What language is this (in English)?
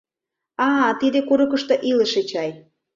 Mari